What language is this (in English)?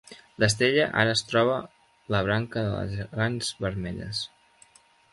Catalan